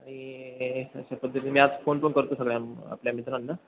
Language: Marathi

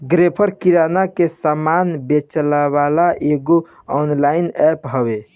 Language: Bhojpuri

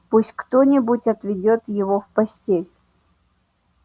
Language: Russian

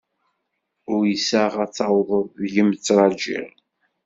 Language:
Kabyle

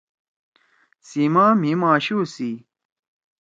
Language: Torwali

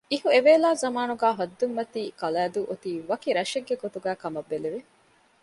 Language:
Divehi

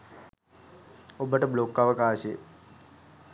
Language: Sinhala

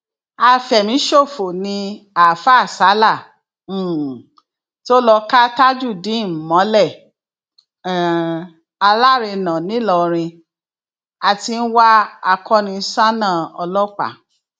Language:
Yoruba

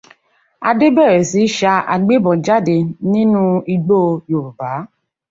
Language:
Yoruba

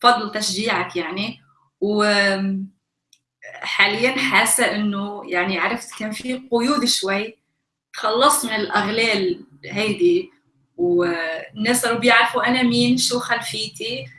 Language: Arabic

